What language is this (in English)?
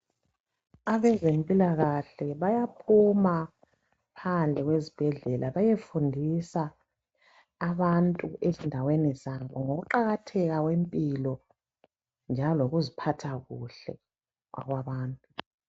North Ndebele